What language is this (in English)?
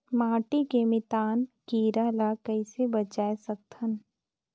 Chhattisgarhi